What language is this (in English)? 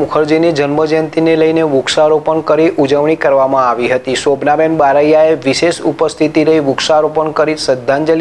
Gujarati